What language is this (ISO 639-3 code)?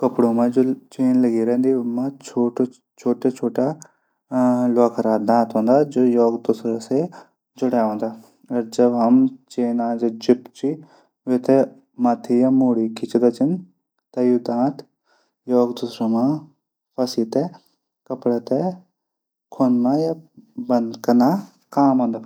gbm